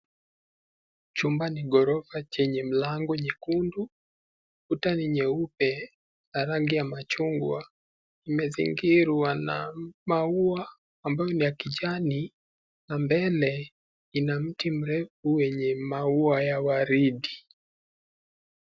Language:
Swahili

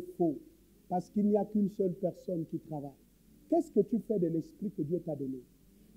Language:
French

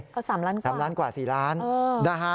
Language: Thai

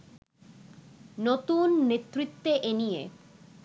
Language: Bangla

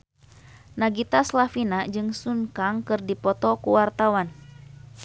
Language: Sundanese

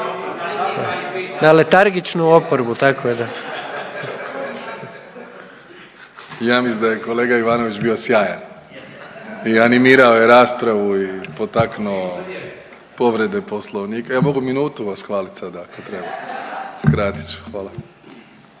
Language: Croatian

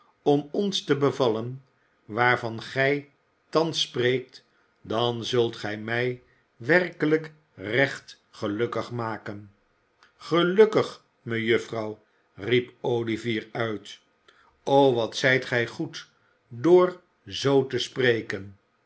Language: Dutch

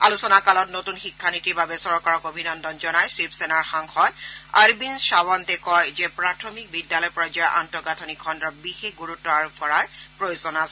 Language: Assamese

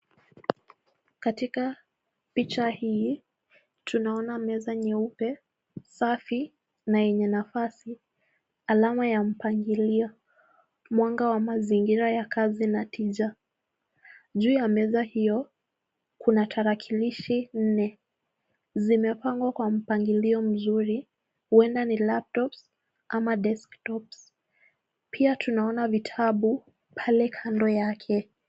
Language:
Swahili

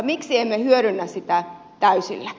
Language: Finnish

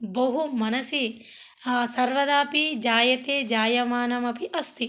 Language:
Sanskrit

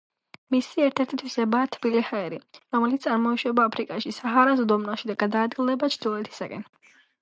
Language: Georgian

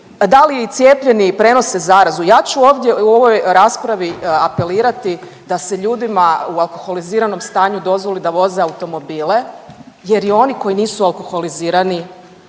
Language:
Croatian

